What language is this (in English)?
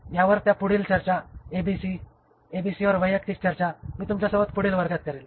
Marathi